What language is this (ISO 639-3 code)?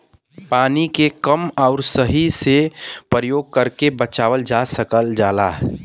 bho